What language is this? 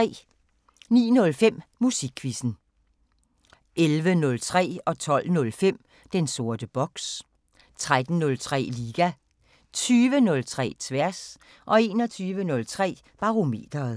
Danish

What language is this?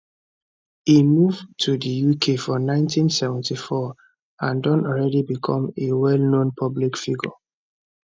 Nigerian Pidgin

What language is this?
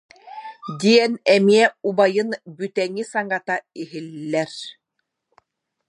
Yakut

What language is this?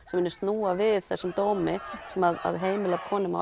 Icelandic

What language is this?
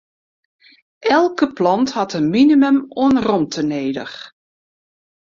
Western Frisian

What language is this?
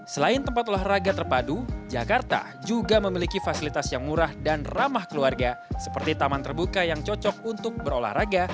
Indonesian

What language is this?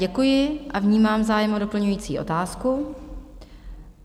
Czech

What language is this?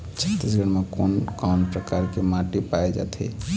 Chhattisgarhi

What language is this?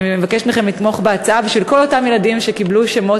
Hebrew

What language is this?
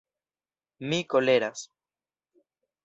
Esperanto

